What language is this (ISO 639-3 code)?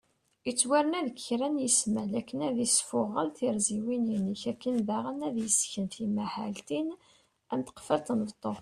kab